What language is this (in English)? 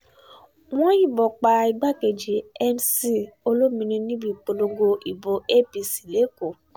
Yoruba